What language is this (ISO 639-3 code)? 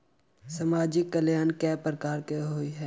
mai